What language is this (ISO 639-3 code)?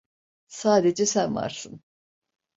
tur